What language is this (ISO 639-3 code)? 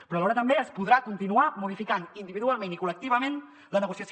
cat